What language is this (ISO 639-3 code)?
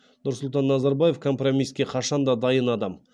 kaz